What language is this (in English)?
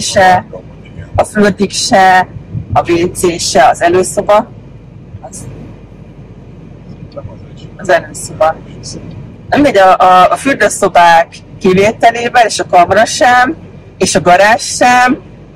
Hungarian